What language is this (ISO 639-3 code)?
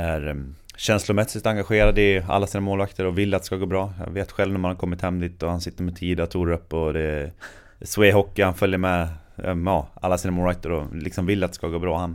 swe